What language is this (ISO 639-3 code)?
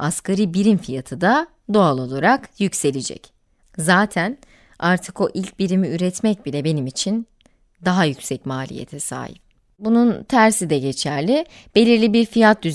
tur